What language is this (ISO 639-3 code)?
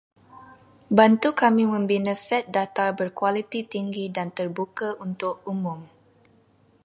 msa